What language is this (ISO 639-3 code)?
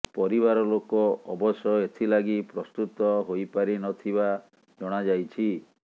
ori